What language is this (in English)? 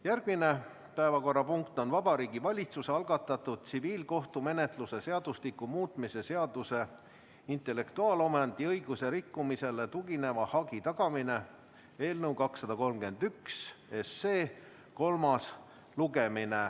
Estonian